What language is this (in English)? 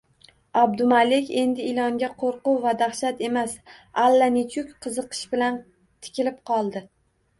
Uzbek